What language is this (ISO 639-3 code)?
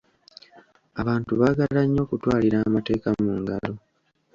lug